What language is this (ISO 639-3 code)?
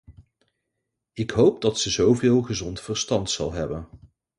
nld